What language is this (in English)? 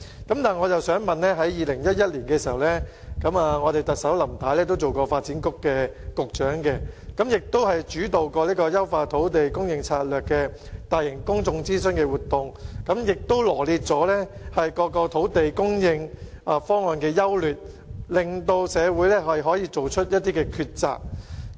Cantonese